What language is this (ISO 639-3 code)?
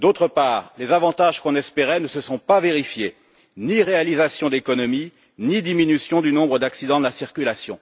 fra